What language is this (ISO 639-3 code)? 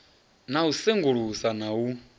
ven